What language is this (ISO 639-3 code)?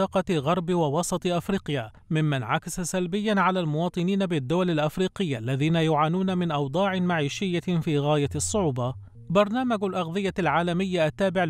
ara